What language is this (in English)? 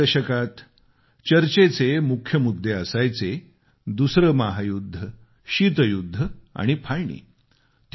Marathi